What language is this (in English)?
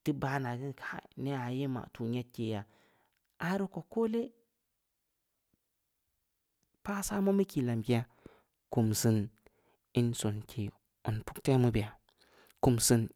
Samba Leko